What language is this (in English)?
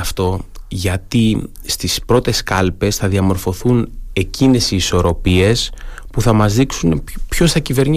Greek